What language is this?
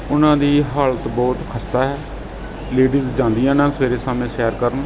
Punjabi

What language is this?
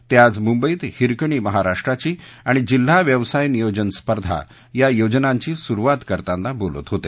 Marathi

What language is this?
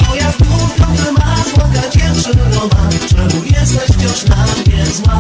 Polish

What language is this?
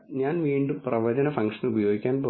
Malayalam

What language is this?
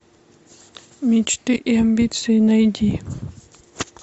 Russian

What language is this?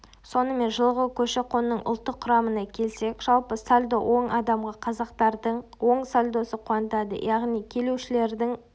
Kazakh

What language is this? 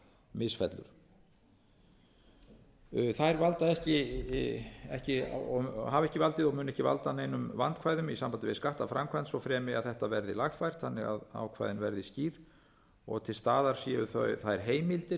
Icelandic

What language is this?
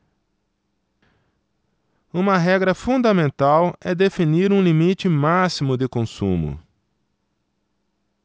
Portuguese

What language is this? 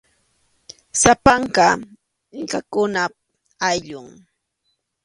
Arequipa-La Unión Quechua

